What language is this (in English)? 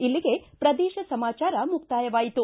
Kannada